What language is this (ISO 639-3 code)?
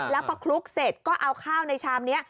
tha